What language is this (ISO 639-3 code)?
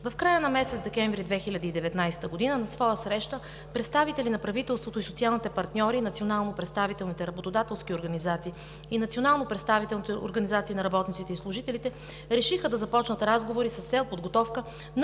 bul